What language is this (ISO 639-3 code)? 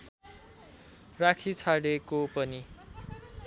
nep